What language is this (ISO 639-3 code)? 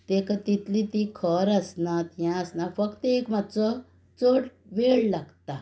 kok